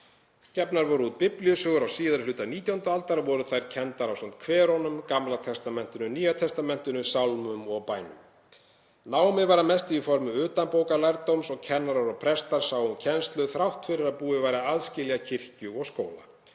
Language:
Icelandic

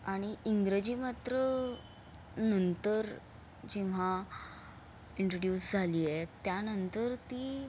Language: Marathi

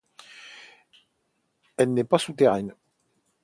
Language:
French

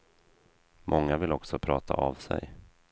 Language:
Swedish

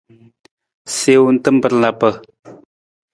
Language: Nawdm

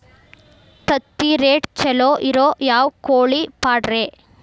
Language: Kannada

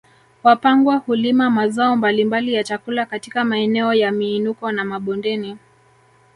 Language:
Swahili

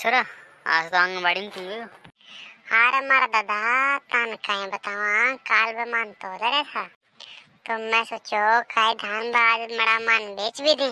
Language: Hindi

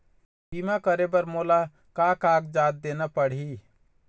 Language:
Chhattisgarhi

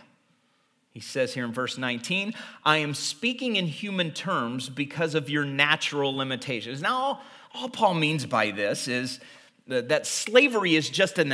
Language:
English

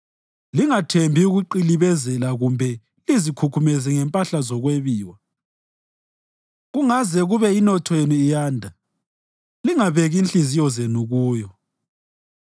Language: North Ndebele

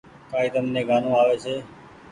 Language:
Goaria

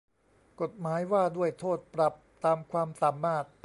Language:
Thai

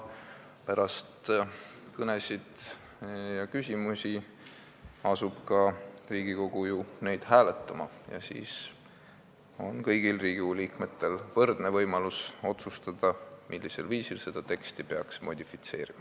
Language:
Estonian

